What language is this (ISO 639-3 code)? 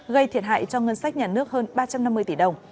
vie